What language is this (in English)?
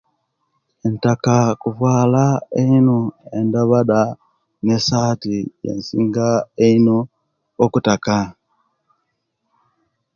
Kenyi